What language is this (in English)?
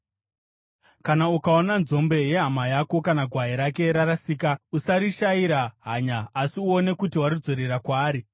Shona